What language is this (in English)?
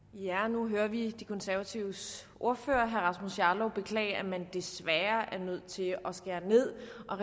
Danish